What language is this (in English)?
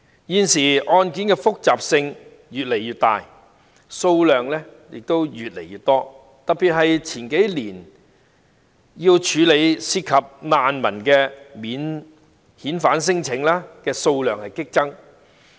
Cantonese